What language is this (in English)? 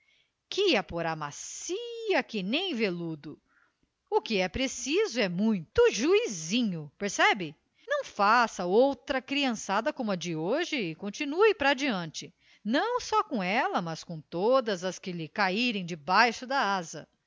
Portuguese